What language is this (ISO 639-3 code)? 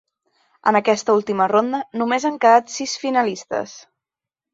cat